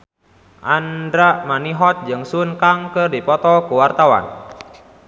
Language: Sundanese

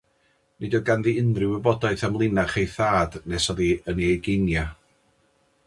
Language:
Welsh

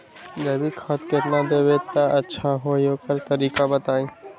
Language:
Magahi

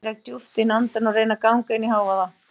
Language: Icelandic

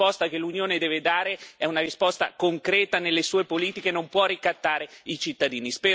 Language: Italian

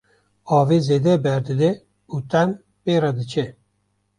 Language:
Kurdish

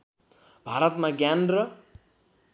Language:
Nepali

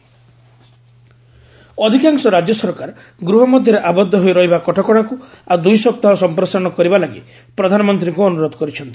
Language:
Odia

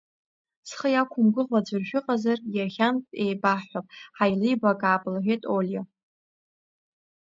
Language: Abkhazian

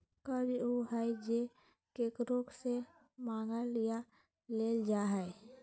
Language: Magahi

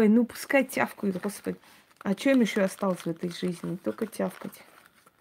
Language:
Russian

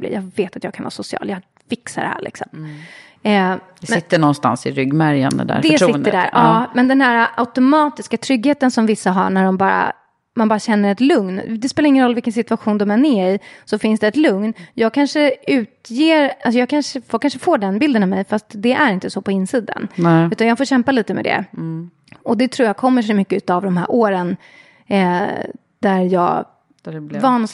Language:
Swedish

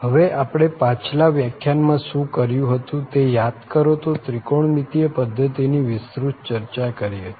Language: Gujarati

